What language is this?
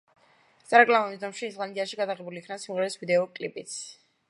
Georgian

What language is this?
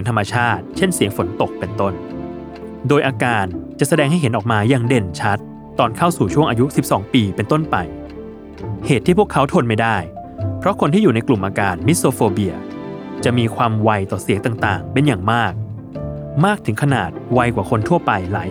Thai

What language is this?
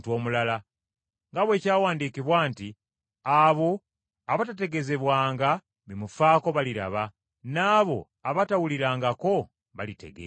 Ganda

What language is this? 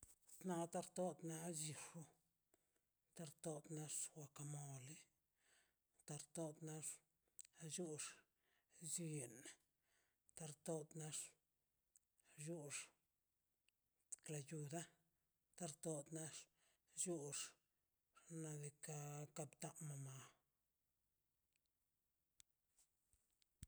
Mazaltepec Zapotec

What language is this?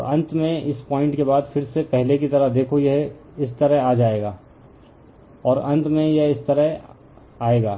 Hindi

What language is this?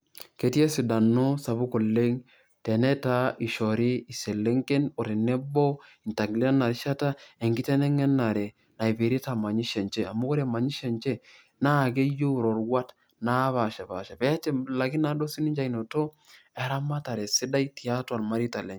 Masai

